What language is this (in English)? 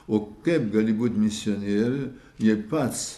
Lithuanian